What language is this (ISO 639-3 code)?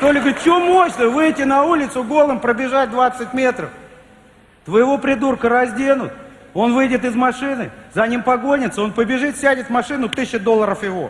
rus